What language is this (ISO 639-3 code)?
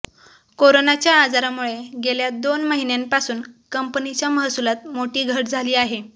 mar